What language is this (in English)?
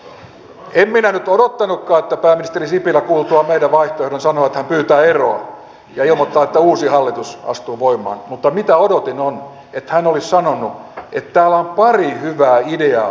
Finnish